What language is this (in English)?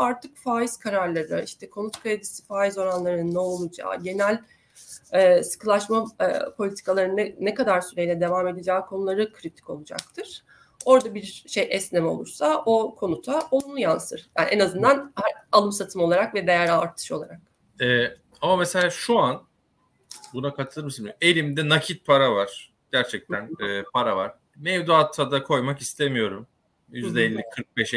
Turkish